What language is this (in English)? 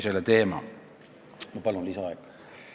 Estonian